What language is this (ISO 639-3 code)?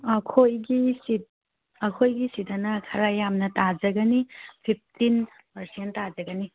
mni